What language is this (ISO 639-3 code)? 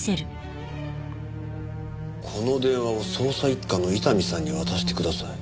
jpn